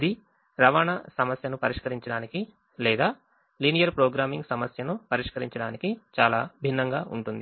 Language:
Telugu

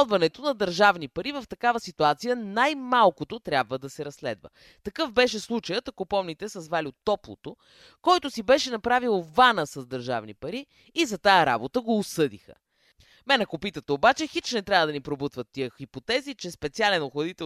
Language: Bulgarian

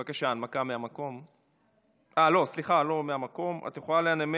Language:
Hebrew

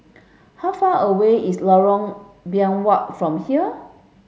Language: English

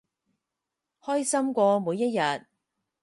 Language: Cantonese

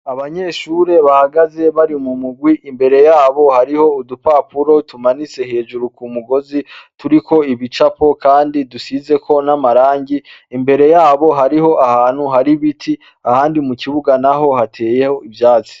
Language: Rundi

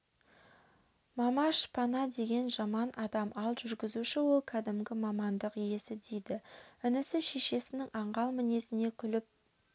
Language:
Kazakh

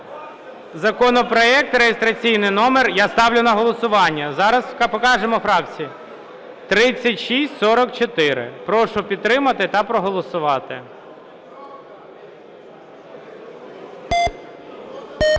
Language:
Ukrainian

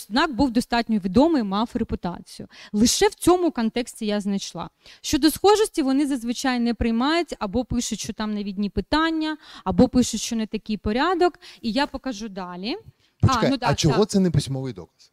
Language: Ukrainian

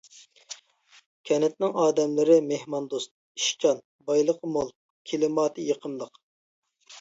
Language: Uyghur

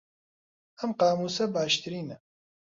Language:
Central Kurdish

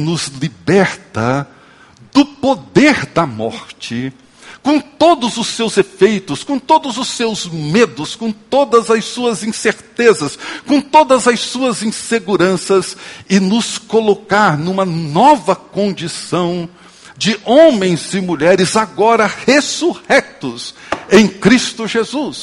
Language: Portuguese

